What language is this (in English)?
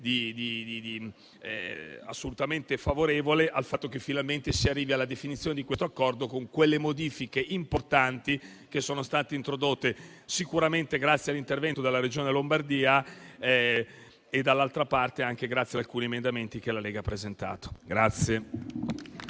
Italian